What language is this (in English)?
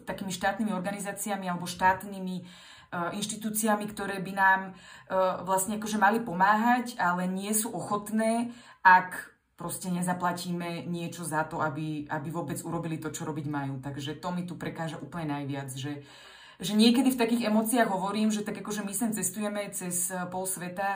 Slovak